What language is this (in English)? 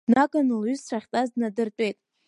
Abkhazian